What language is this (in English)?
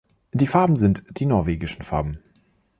German